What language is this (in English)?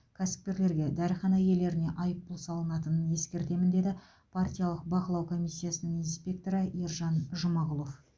Kazakh